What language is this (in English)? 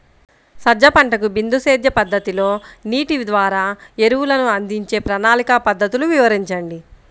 Telugu